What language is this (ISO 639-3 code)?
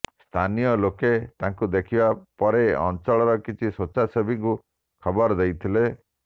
ori